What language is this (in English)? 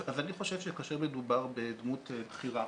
Hebrew